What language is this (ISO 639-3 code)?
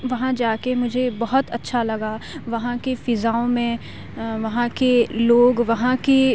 urd